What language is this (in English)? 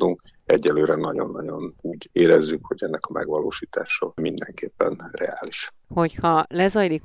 Hungarian